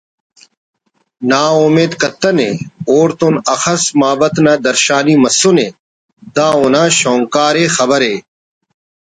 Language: Brahui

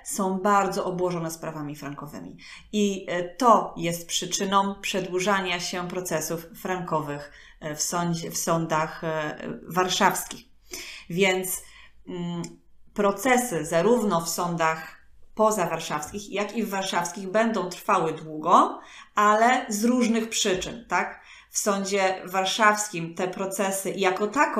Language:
Polish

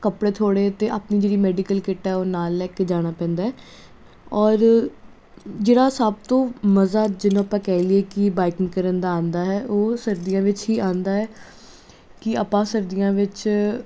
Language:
Punjabi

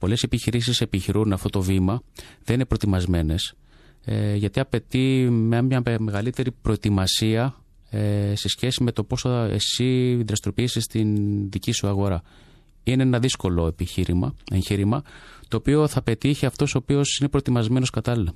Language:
Greek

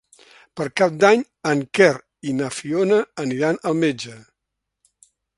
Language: Catalan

